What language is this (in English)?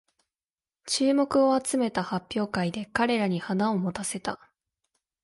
Japanese